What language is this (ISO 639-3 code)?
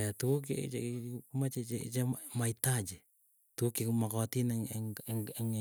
eyo